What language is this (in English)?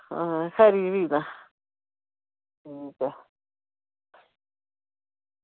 Dogri